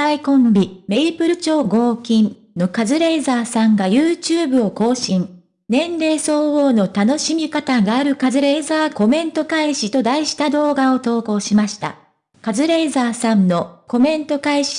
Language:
Japanese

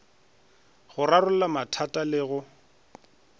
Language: Northern Sotho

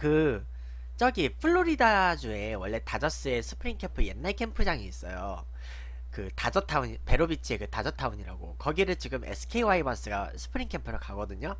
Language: Korean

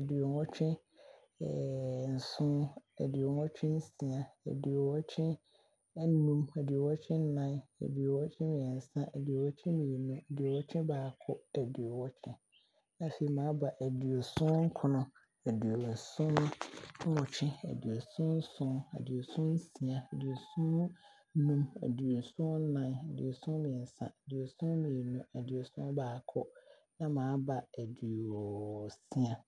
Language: Abron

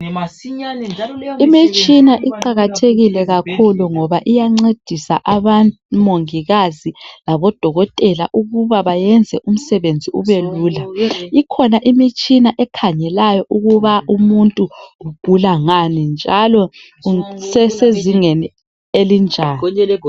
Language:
North Ndebele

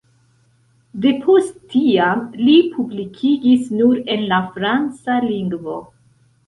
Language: Esperanto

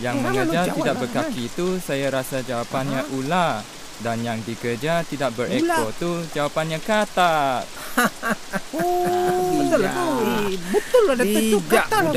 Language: Malay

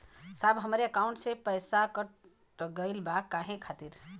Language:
Bhojpuri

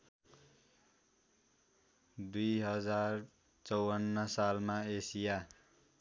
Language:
Nepali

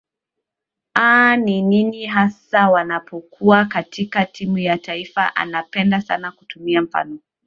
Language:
Swahili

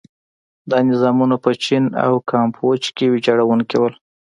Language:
Pashto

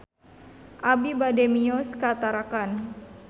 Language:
Sundanese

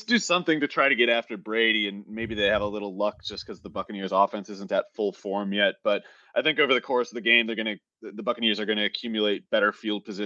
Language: English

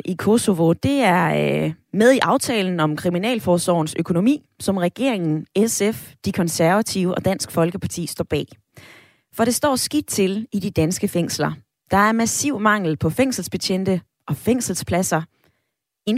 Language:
Danish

